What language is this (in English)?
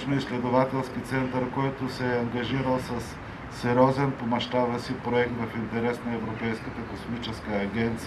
Bulgarian